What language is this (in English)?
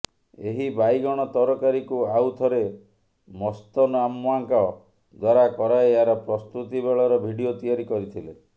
Odia